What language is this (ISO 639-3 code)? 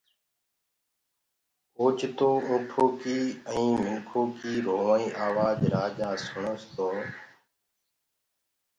ggg